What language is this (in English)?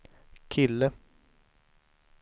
Swedish